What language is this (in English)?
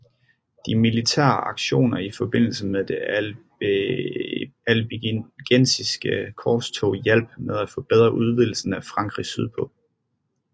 Danish